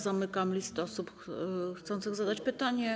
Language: Polish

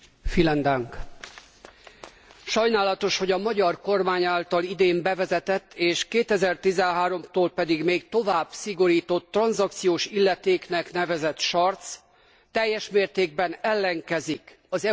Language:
Hungarian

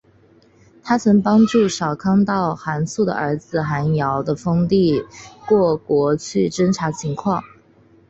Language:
Chinese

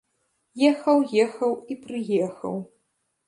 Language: Belarusian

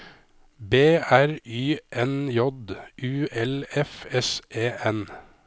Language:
Norwegian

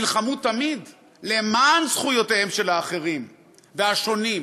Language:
Hebrew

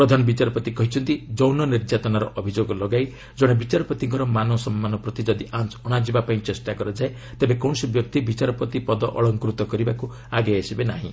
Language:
Odia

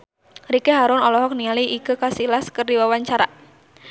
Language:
Sundanese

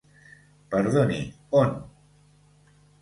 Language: Catalan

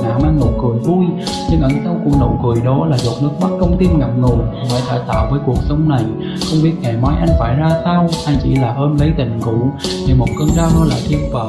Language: Vietnamese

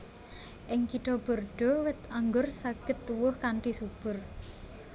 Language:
Javanese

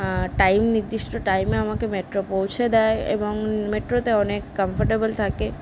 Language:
Bangla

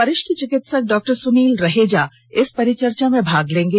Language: Hindi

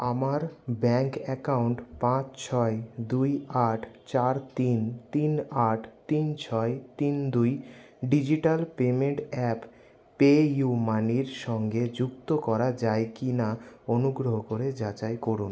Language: Bangla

